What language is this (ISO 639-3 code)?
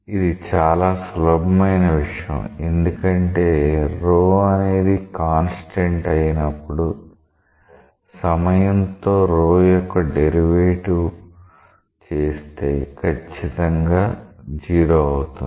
tel